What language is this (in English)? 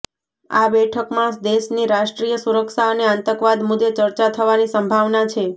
Gujarati